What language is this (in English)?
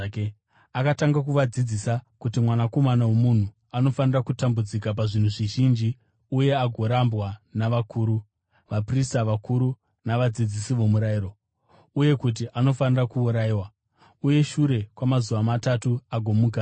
Shona